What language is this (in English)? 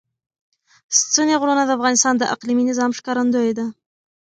Pashto